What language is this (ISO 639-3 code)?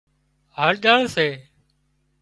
kxp